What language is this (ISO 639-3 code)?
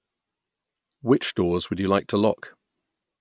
eng